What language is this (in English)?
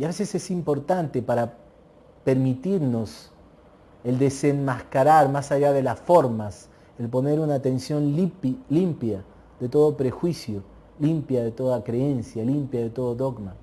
Spanish